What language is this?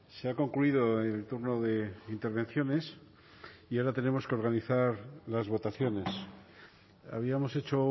Spanish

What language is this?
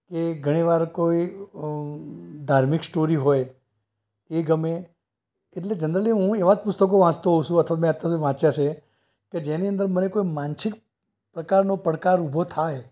Gujarati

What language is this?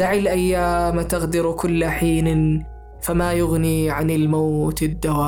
Arabic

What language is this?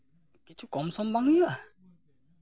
Santali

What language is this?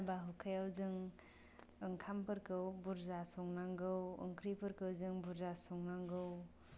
Bodo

